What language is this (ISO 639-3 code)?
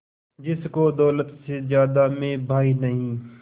hin